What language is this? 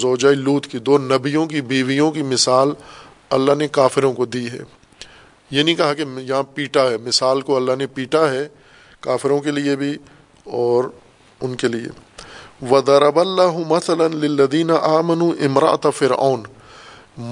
Urdu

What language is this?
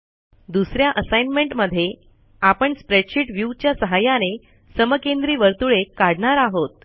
Marathi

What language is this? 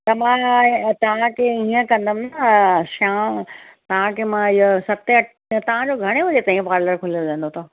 Sindhi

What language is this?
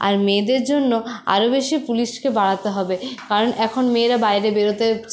Bangla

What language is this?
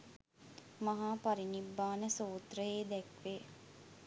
Sinhala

